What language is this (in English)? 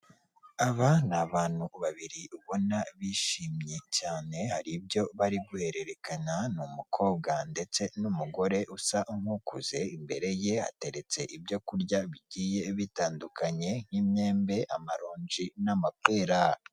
Kinyarwanda